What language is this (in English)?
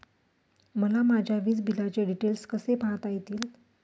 Marathi